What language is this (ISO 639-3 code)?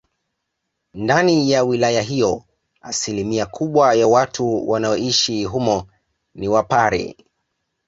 swa